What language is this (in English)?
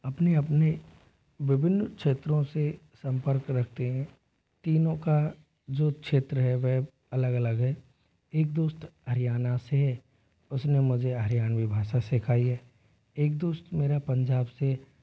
Hindi